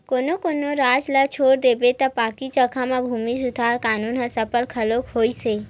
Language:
Chhattisgarhi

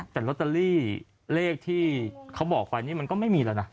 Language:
Thai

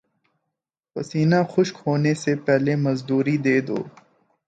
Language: Urdu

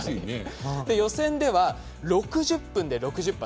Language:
Japanese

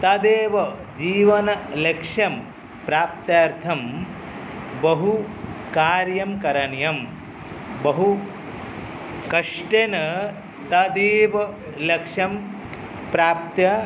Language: Sanskrit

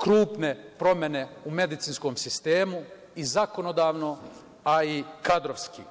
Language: Serbian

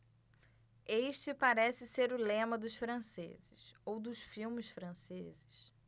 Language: Portuguese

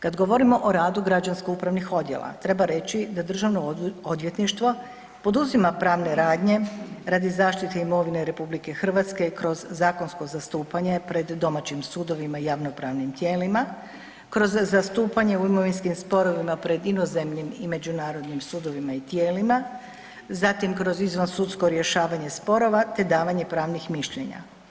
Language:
Croatian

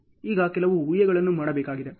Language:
Kannada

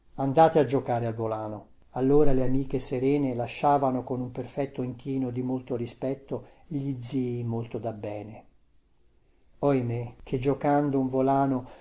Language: Italian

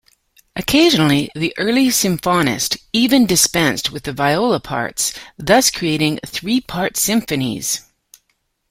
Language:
English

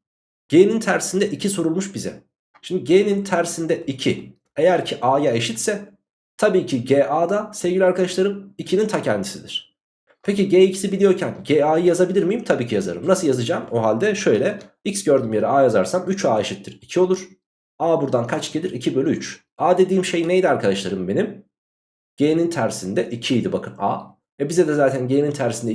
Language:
Turkish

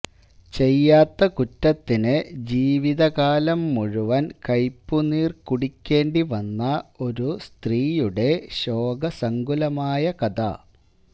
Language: Malayalam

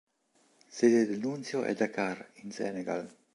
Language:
Italian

